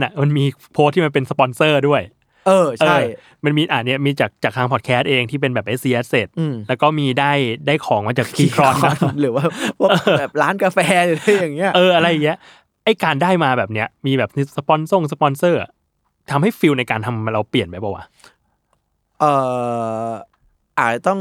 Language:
Thai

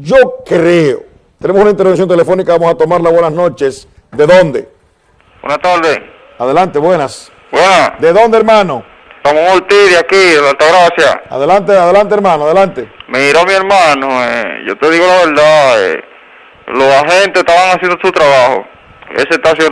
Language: Spanish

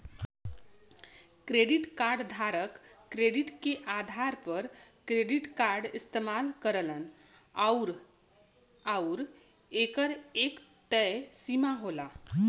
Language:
Bhojpuri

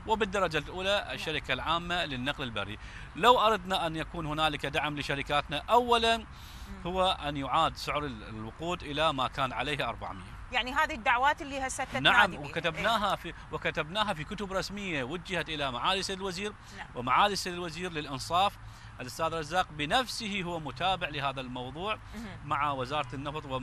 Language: Arabic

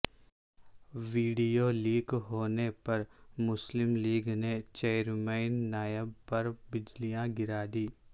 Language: Urdu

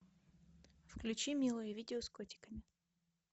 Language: Russian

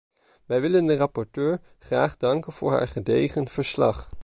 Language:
Dutch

